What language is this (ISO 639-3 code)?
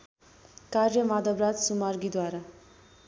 nep